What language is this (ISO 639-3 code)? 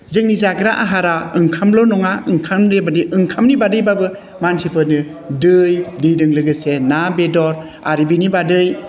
brx